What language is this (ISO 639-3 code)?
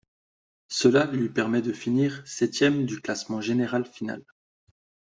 fra